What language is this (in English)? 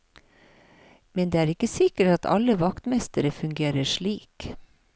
Norwegian